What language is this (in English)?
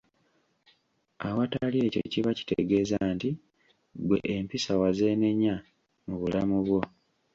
Ganda